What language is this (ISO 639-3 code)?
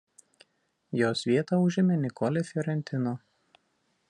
lit